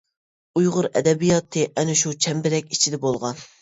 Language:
Uyghur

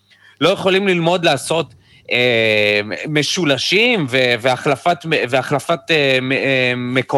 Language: Hebrew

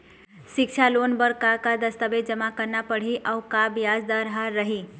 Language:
Chhattisgarhi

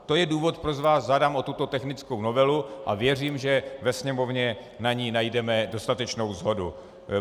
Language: Czech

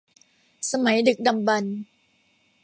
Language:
Thai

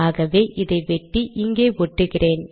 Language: Tamil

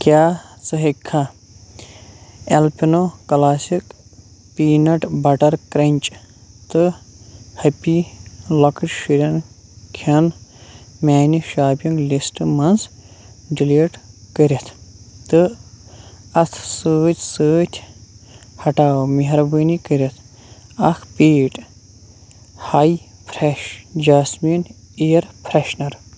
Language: Kashmiri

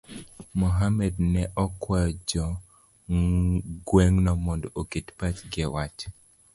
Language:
Luo (Kenya and Tanzania)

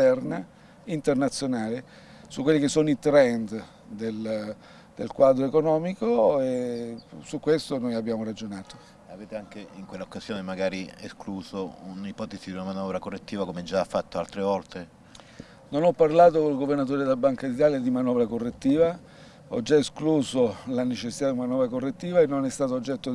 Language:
Italian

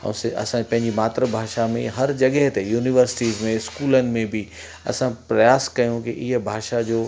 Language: Sindhi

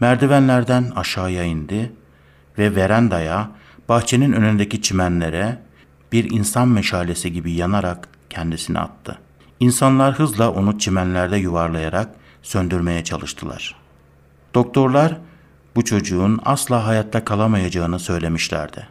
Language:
Turkish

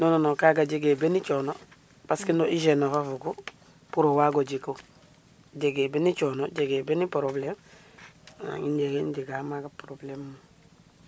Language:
Serer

